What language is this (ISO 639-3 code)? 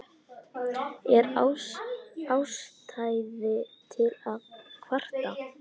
isl